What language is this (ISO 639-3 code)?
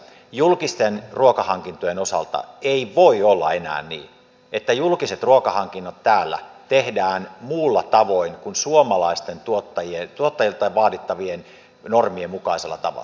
fin